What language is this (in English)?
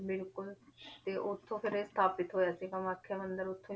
Punjabi